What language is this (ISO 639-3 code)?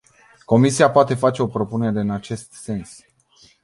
ron